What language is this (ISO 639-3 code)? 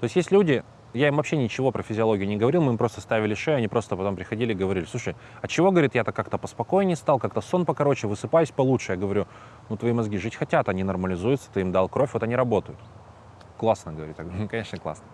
rus